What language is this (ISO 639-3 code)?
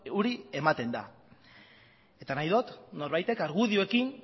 eus